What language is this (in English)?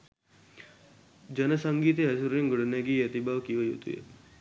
Sinhala